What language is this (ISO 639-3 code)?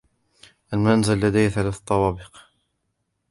ara